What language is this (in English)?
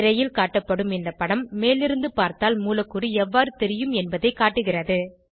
Tamil